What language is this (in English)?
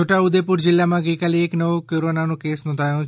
Gujarati